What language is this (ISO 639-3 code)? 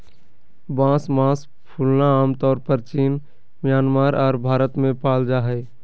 mag